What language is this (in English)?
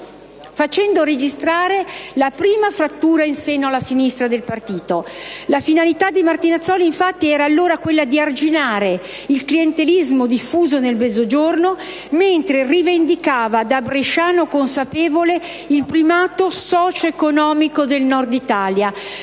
Italian